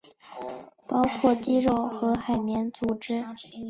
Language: Chinese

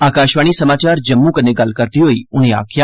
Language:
Dogri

